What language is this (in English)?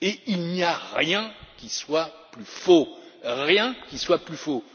French